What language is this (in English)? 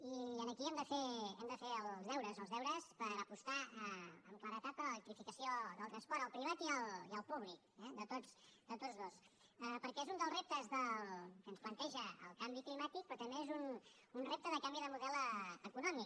Catalan